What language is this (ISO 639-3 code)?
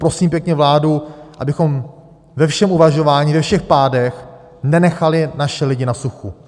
ces